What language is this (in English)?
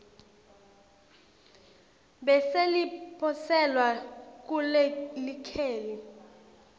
Swati